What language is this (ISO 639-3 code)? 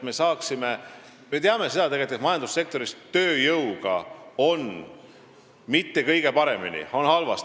est